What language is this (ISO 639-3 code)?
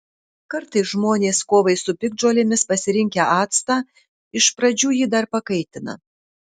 lit